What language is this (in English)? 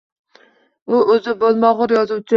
Uzbek